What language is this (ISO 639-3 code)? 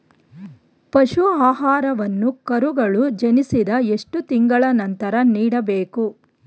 kan